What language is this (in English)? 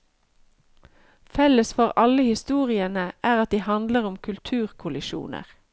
Norwegian